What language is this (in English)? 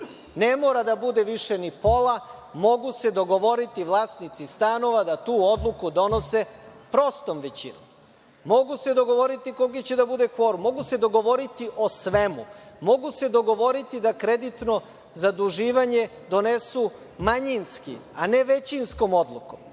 Serbian